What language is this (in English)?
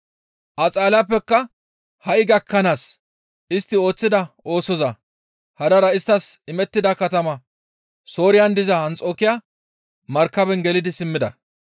Gamo